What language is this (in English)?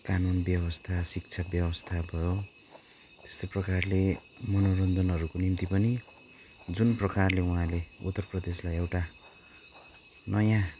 Nepali